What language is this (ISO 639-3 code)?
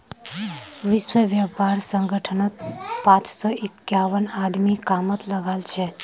mag